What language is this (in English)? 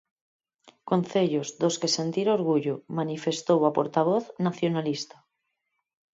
Galician